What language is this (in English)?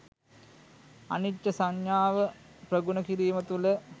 Sinhala